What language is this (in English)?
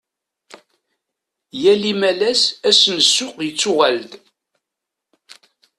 Kabyle